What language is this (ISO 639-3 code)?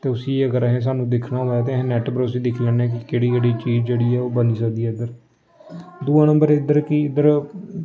doi